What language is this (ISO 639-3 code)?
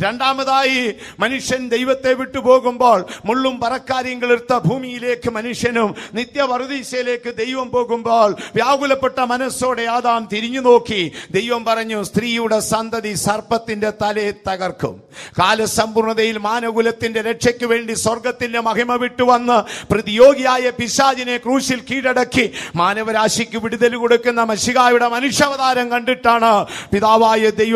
tur